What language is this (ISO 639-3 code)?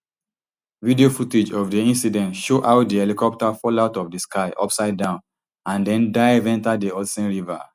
pcm